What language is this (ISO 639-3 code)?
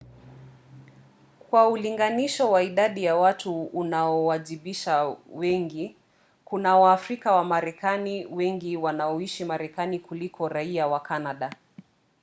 swa